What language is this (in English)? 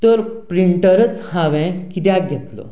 Konkani